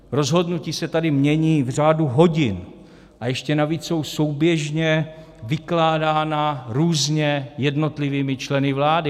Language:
Czech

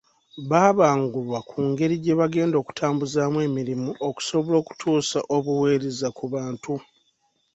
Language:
Ganda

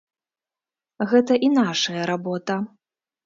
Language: Belarusian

